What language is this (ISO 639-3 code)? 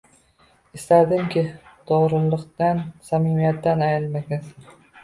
uzb